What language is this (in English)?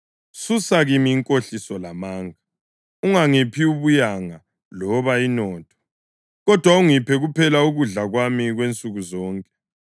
North Ndebele